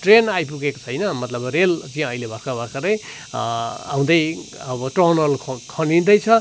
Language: Nepali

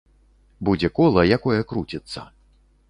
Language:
Belarusian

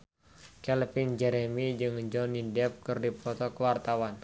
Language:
Sundanese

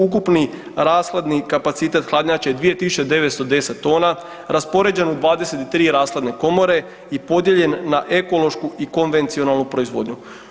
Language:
Croatian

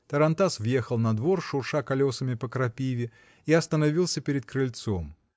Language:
Russian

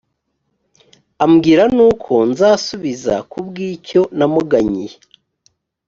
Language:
Kinyarwanda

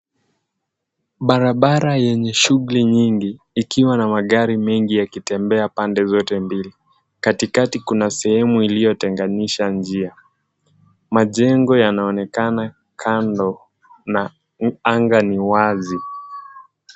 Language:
Swahili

